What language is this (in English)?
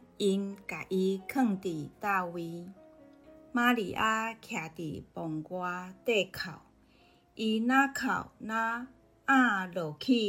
Chinese